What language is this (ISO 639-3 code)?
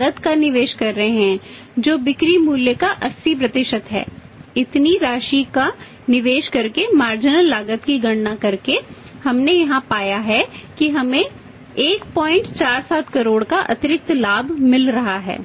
hin